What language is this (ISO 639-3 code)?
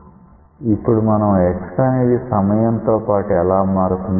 tel